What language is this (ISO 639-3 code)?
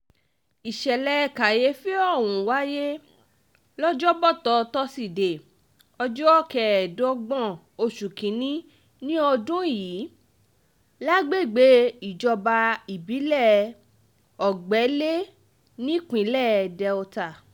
yor